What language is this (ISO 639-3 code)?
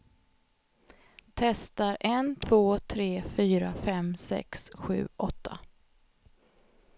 swe